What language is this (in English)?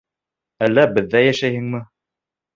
Bashkir